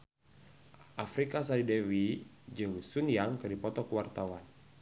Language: Sundanese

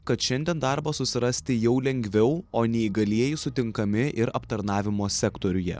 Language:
Lithuanian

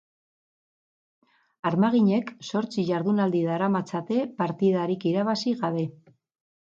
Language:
Basque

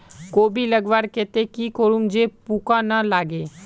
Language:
Magahi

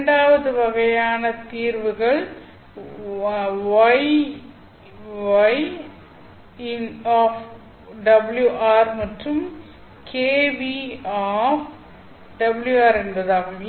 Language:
Tamil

